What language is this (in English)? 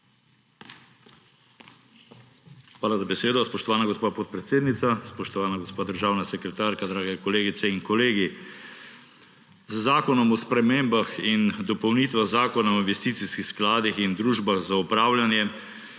Slovenian